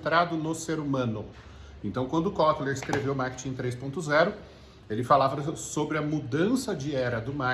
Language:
Portuguese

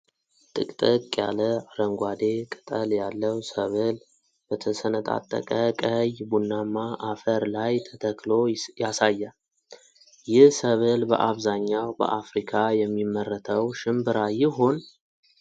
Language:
Amharic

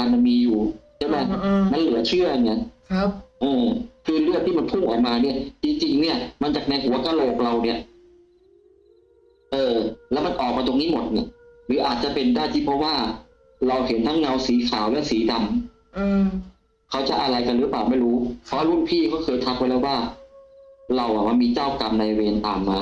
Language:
Thai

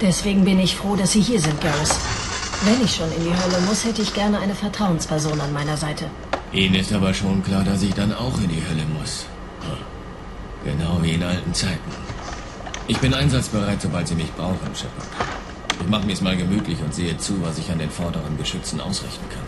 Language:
German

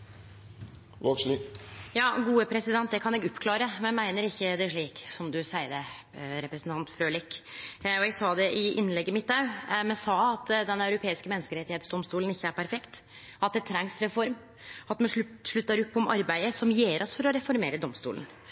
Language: Norwegian Nynorsk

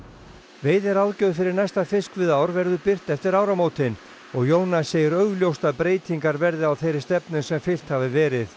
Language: Icelandic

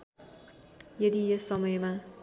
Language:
Nepali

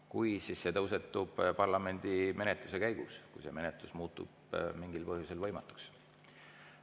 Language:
Estonian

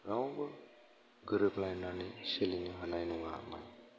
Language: Bodo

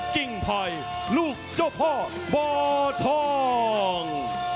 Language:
Thai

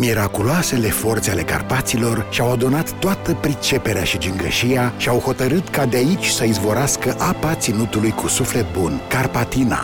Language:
Romanian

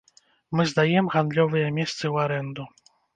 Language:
Belarusian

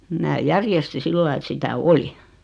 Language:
Finnish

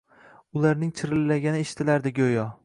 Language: Uzbek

